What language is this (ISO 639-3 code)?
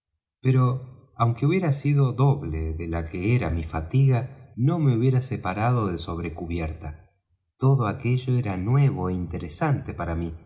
spa